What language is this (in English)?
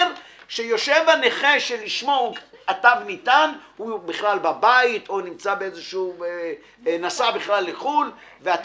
Hebrew